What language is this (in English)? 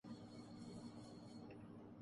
Urdu